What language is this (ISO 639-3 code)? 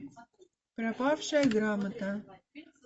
rus